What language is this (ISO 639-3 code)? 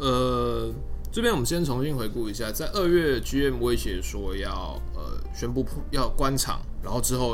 zho